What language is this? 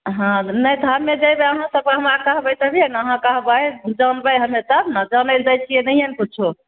Maithili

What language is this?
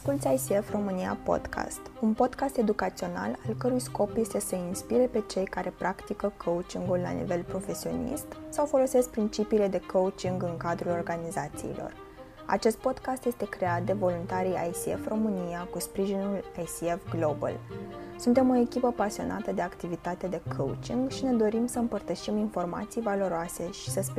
Romanian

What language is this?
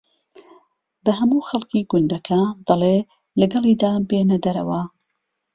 Central Kurdish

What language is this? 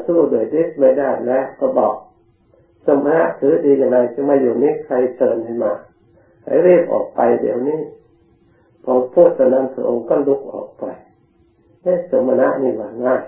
Thai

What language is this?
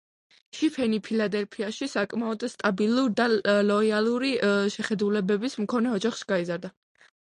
Georgian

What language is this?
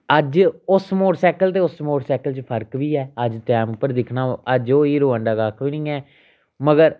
Dogri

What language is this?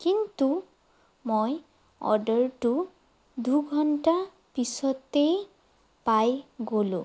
Assamese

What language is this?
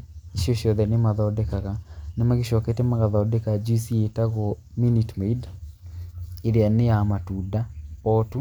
Kikuyu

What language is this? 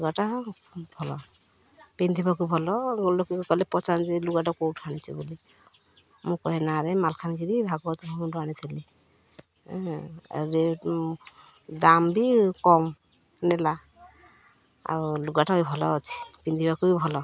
Odia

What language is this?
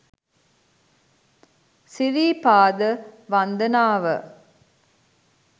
Sinhala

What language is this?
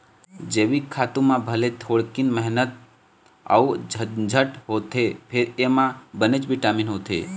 Chhattisgarhi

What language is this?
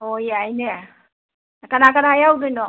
Manipuri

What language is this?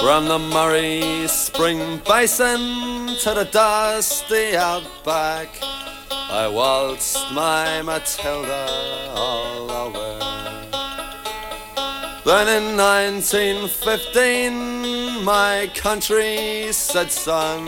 Dutch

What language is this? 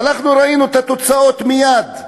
Hebrew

